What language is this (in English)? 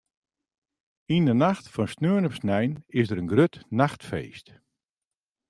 Western Frisian